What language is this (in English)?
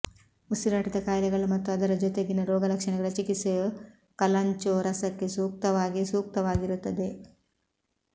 Kannada